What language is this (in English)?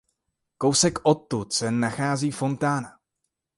Czech